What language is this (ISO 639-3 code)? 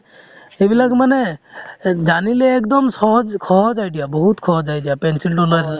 asm